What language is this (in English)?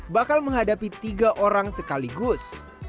Indonesian